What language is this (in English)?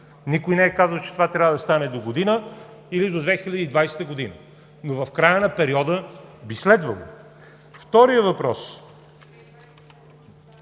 Bulgarian